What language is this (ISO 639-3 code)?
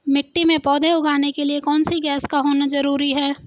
hin